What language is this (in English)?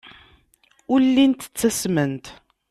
Kabyle